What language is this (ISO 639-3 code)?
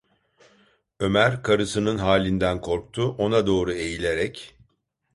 tur